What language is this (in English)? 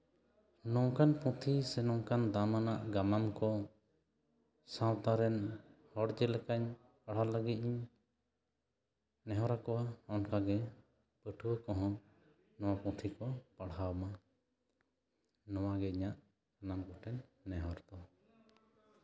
Santali